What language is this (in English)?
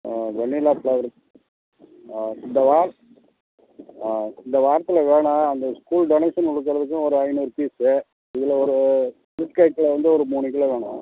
Tamil